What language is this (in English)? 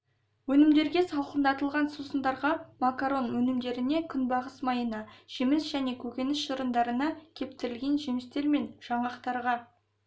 Kazakh